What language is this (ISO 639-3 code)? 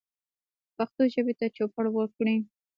pus